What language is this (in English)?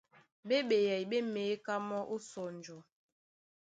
Duala